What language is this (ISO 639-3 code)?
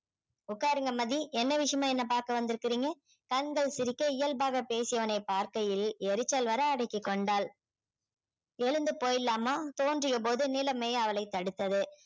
tam